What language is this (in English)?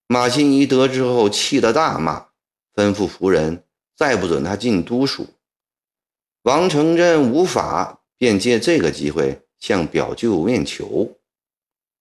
Chinese